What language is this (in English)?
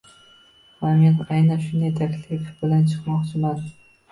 Uzbek